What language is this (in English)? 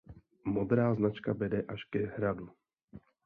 Czech